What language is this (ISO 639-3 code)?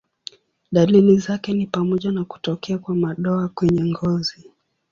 swa